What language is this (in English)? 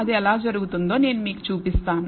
Telugu